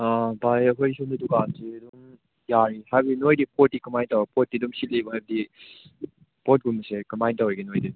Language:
Manipuri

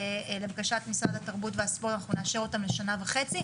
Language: Hebrew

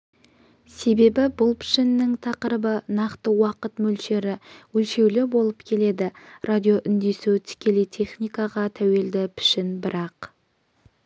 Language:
Kazakh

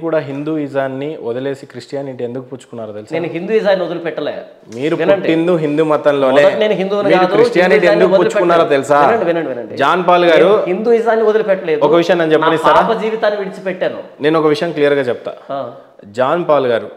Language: Telugu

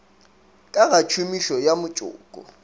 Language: Northern Sotho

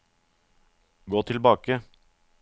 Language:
Norwegian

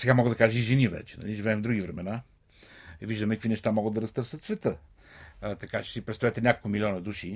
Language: Bulgarian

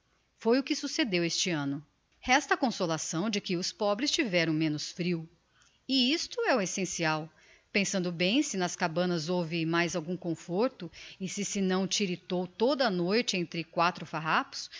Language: Portuguese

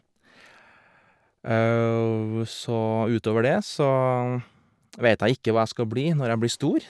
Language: Norwegian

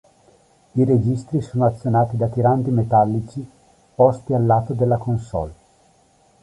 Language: Italian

